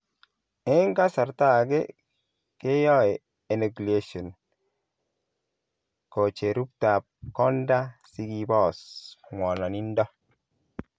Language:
Kalenjin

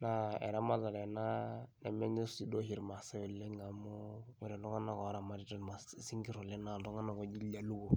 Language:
Masai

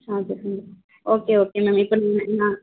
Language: Tamil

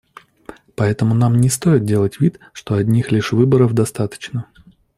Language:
Russian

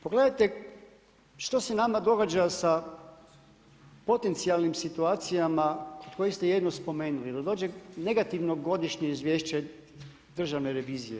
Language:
Croatian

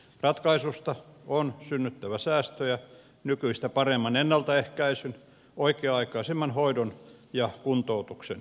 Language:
Finnish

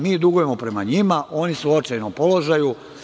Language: Serbian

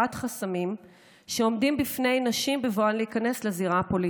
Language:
Hebrew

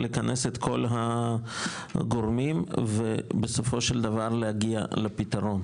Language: Hebrew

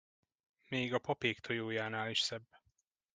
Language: Hungarian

